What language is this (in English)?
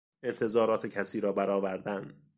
Persian